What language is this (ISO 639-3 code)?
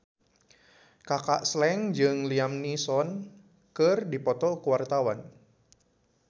sun